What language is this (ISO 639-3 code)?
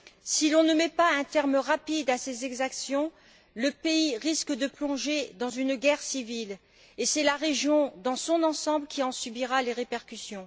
fra